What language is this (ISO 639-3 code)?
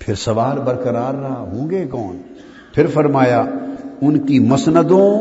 urd